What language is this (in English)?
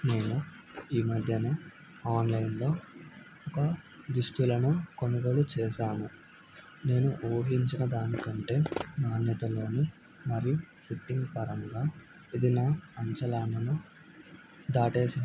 Telugu